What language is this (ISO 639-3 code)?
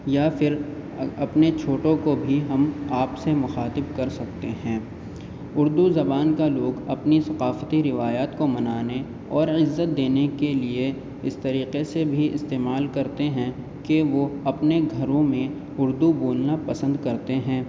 urd